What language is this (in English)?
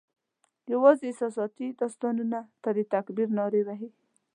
Pashto